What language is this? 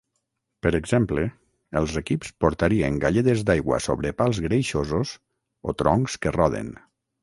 Catalan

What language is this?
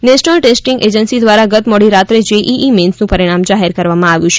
Gujarati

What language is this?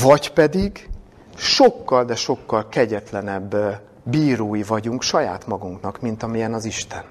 Hungarian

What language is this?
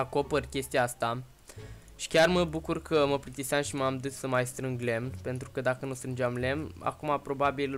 Romanian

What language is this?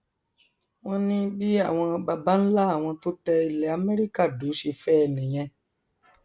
Yoruba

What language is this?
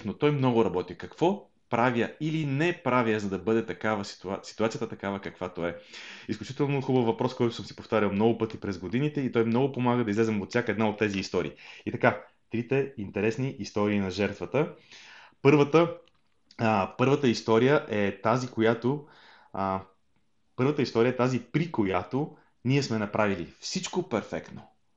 Bulgarian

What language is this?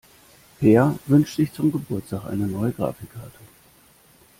German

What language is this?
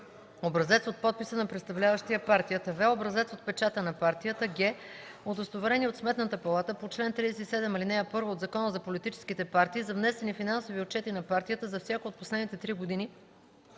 Bulgarian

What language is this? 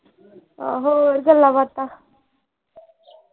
Punjabi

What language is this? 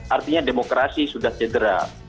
Indonesian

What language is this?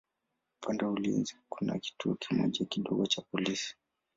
Swahili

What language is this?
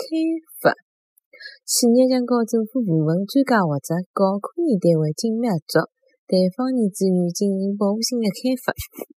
Chinese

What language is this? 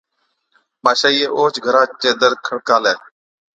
Od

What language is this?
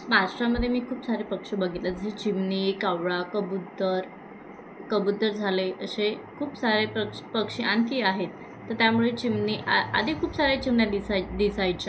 Marathi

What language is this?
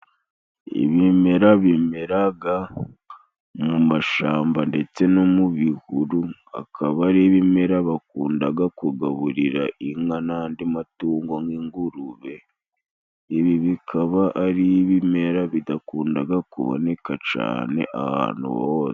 Kinyarwanda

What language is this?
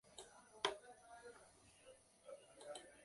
Guarani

